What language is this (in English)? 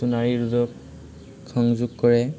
Assamese